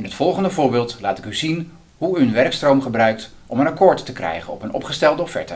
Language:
Dutch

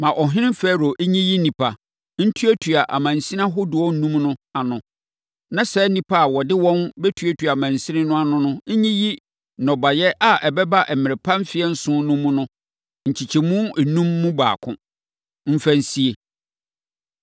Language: Akan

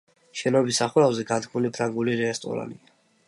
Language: Georgian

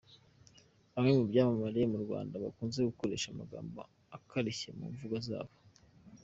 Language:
Kinyarwanda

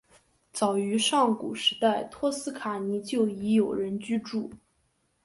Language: Chinese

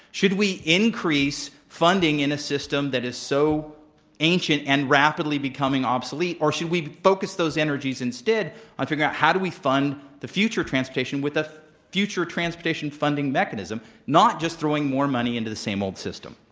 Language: English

